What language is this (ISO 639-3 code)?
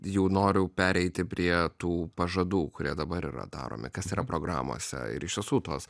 lit